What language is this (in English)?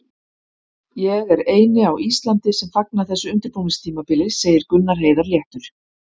Icelandic